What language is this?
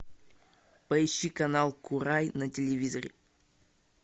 Russian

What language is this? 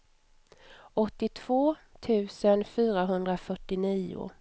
Swedish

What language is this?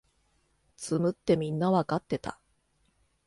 Japanese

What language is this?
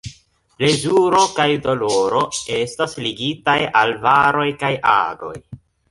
Esperanto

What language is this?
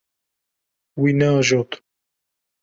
Kurdish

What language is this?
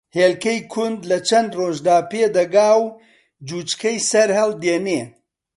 Central Kurdish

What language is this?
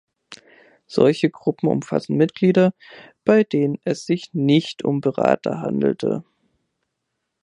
German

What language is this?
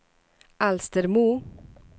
Swedish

